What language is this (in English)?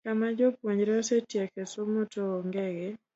Luo (Kenya and Tanzania)